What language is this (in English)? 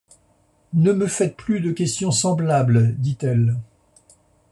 French